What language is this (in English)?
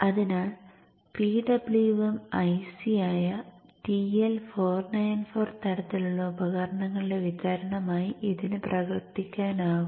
Malayalam